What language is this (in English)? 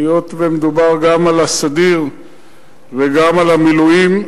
Hebrew